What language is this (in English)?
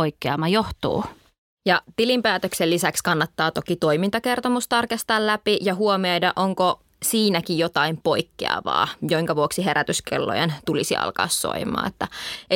Finnish